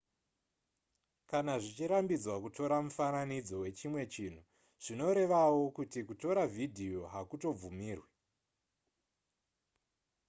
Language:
Shona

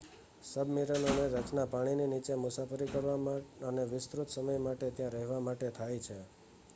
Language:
Gujarati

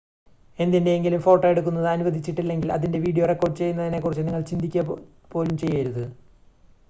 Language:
Malayalam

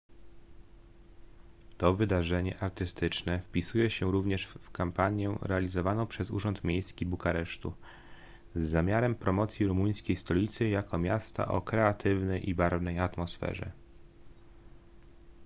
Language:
Polish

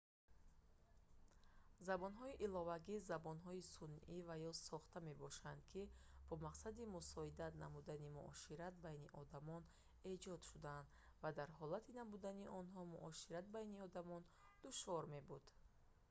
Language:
Tajik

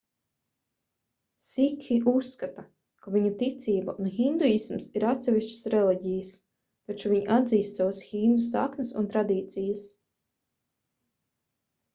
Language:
Latvian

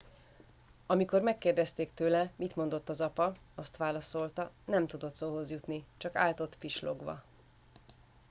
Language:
Hungarian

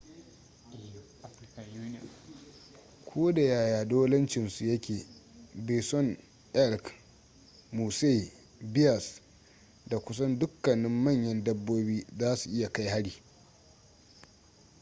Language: Hausa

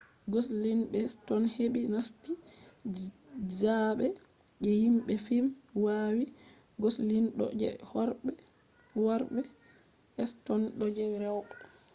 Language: Fula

